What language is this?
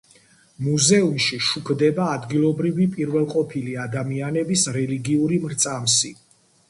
Georgian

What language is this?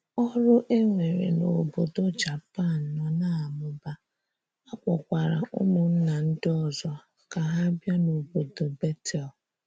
Igbo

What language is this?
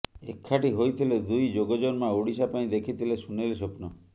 Odia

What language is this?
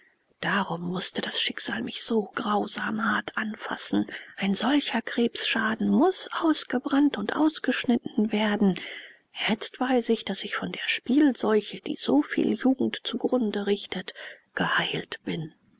German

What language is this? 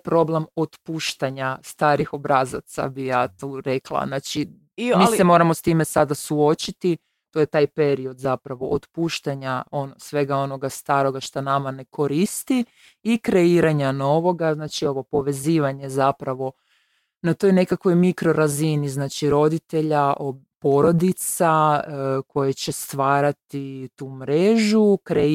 Croatian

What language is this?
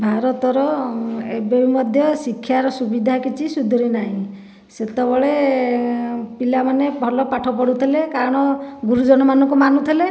Odia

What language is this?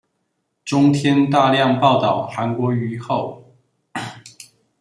Chinese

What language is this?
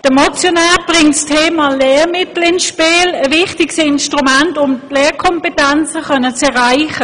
Swiss German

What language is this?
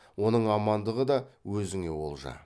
Kazakh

